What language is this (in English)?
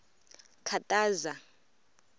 Tsonga